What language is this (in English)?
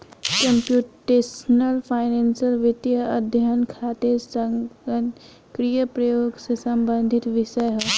Bhojpuri